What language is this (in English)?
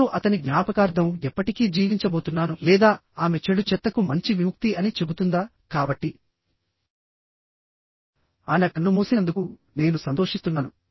Telugu